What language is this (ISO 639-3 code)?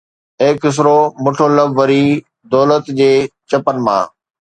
snd